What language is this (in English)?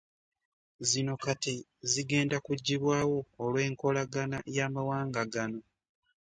Ganda